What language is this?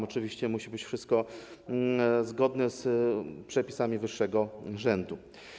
Polish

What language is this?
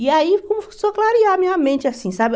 Portuguese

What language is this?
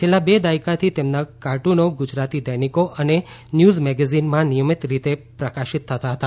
Gujarati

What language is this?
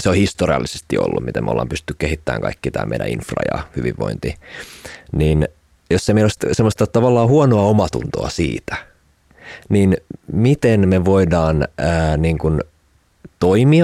Finnish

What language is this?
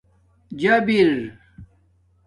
Domaaki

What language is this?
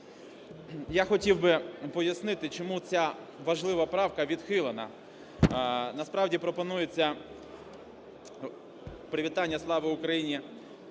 Ukrainian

